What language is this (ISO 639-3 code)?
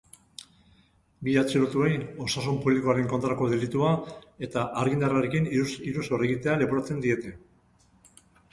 eus